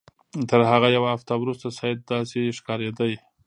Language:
Pashto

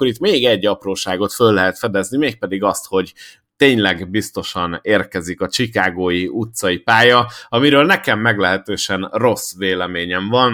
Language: Hungarian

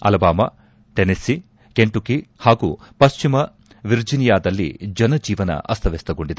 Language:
Kannada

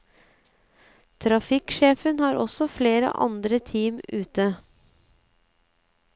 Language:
Norwegian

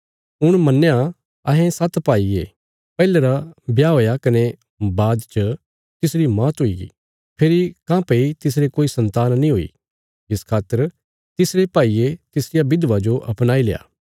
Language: Bilaspuri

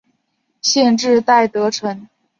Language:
Chinese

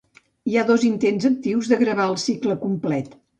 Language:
Catalan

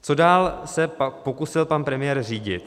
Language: Czech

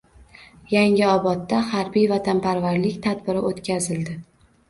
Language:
Uzbek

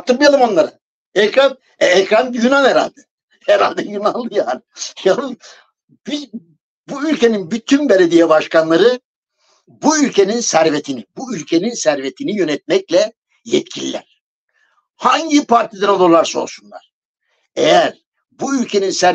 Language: Turkish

